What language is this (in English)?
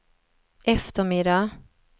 Swedish